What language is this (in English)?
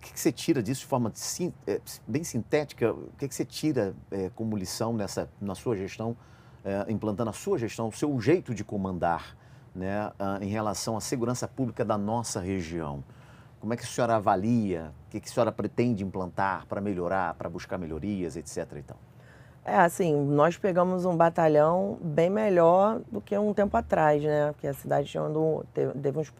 Portuguese